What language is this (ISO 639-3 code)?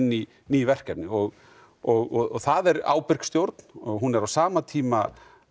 isl